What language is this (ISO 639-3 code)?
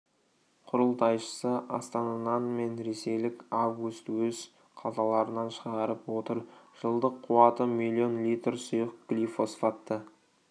kaz